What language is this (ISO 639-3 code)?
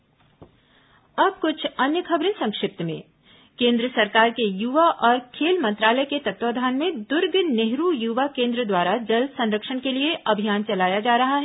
hin